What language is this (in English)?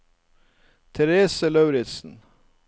Norwegian